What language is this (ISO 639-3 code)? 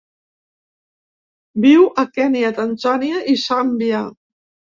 cat